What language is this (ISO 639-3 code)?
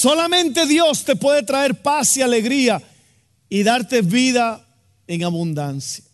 spa